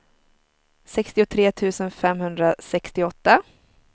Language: Swedish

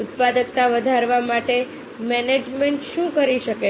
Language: Gujarati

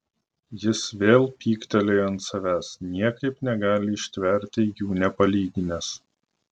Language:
Lithuanian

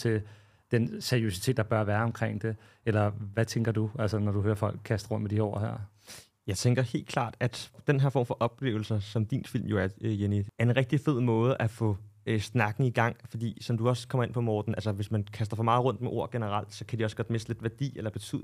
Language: Danish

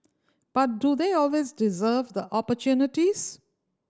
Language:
English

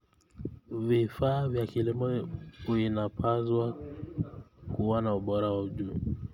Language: Kalenjin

